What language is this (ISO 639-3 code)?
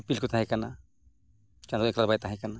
sat